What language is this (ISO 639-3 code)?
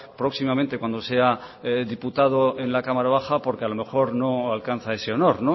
spa